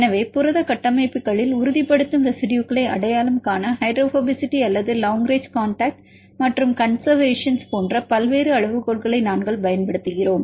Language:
Tamil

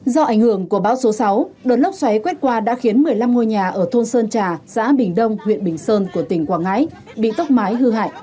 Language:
Vietnamese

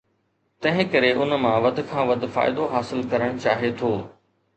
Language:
Sindhi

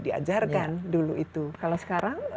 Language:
Indonesian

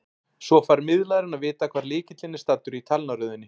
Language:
Icelandic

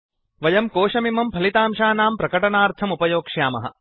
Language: Sanskrit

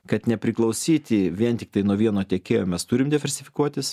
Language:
Lithuanian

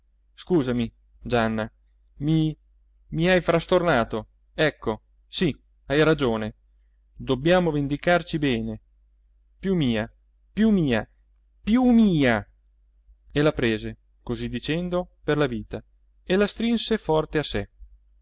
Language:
Italian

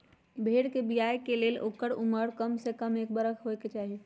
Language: Magahi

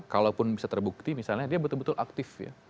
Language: Indonesian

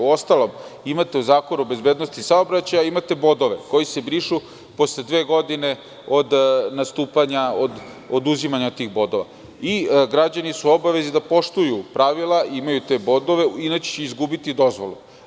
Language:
Serbian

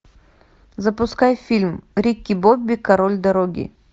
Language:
Russian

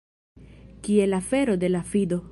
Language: Esperanto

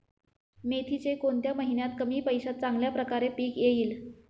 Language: Marathi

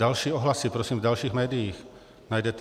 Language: Czech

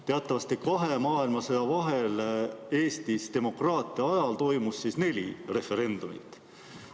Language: Estonian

